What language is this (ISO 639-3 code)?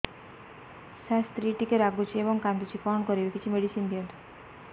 ori